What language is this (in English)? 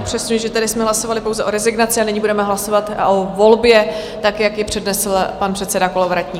Czech